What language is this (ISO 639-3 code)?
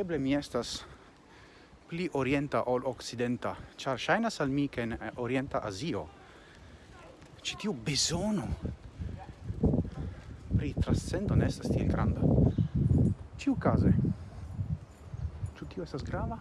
ita